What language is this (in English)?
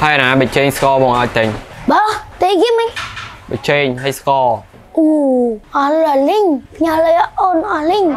Vietnamese